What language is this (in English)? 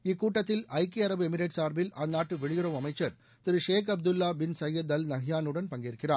Tamil